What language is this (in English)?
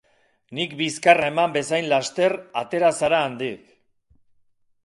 Basque